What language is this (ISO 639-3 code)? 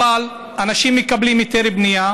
heb